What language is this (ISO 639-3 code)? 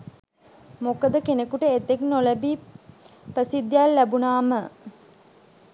sin